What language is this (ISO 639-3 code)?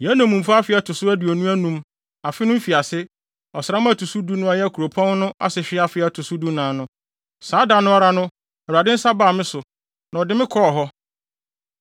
aka